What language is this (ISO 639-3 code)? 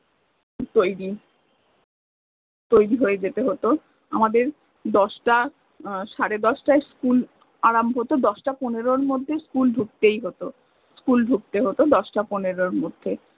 ben